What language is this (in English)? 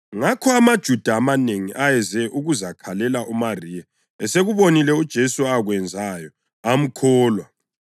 North Ndebele